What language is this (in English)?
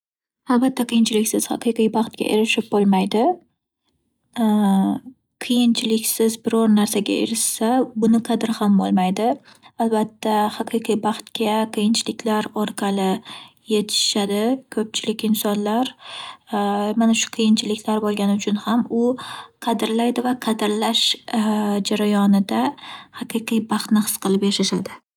Uzbek